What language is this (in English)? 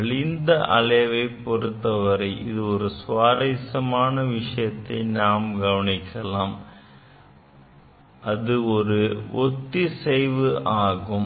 Tamil